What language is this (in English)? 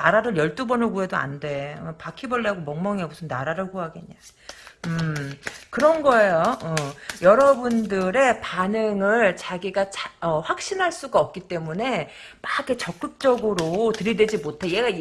Korean